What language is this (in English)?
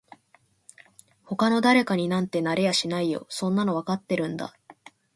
Japanese